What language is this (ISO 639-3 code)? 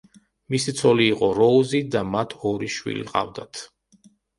kat